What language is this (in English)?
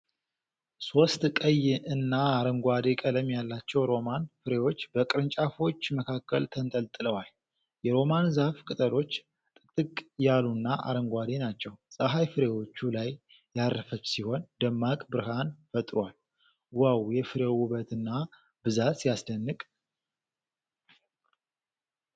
Amharic